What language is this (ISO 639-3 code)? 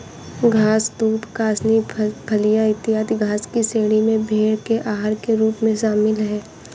hin